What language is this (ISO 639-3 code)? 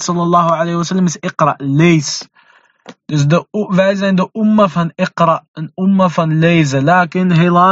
nld